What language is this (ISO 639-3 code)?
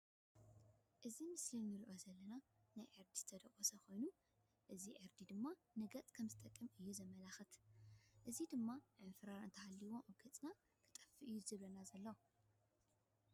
tir